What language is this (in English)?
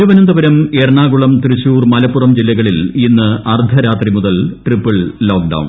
Malayalam